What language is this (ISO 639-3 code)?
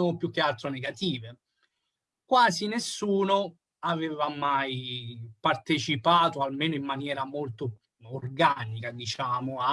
ita